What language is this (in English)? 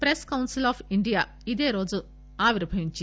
Telugu